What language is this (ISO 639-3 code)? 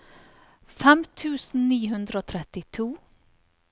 nor